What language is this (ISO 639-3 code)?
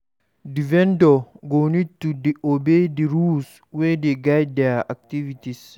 pcm